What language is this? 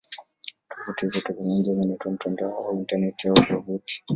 Swahili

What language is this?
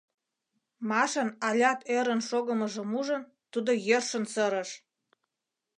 Mari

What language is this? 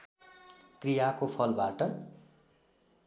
Nepali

